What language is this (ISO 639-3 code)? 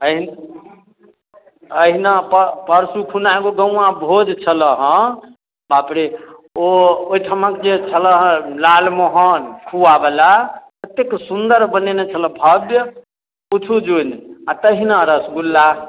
mai